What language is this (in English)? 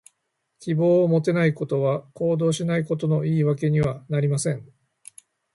Japanese